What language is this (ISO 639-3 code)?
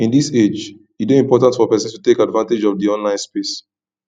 pcm